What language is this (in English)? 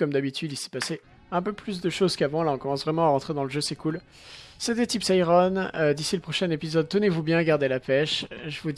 French